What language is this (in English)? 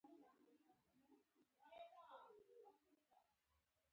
Pashto